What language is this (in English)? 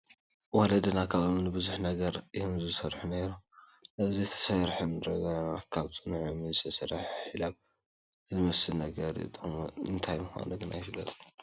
Tigrinya